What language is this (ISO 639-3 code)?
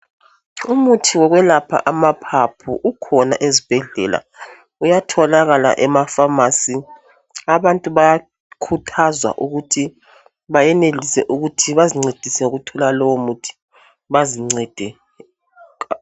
nde